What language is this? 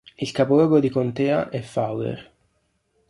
Italian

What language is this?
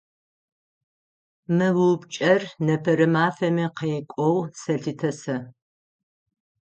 Adyghe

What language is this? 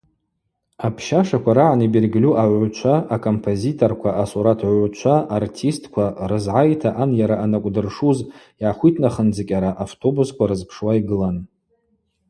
Abaza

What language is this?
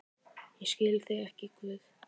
Icelandic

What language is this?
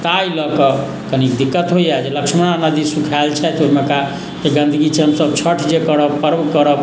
Maithili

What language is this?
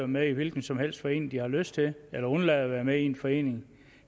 Danish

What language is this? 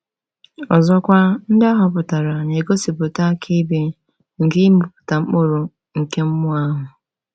Igbo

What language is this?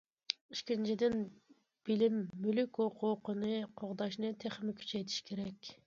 Uyghur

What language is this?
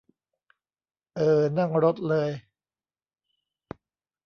Thai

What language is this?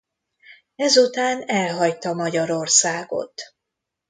Hungarian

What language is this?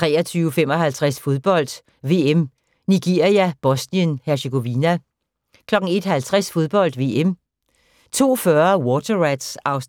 Danish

